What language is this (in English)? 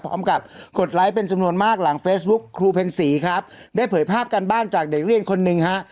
Thai